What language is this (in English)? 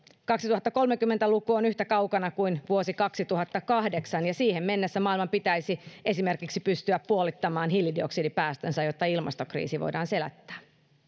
Finnish